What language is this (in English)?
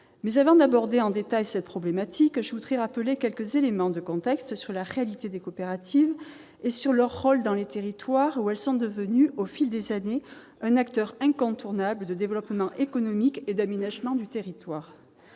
French